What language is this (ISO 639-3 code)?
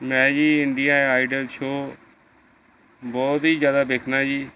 pan